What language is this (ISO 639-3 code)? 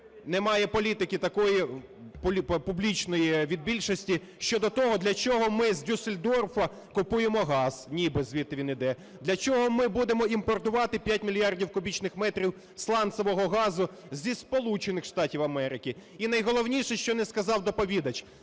ukr